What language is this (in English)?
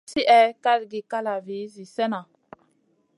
Masana